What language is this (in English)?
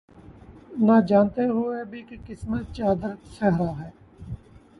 Urdu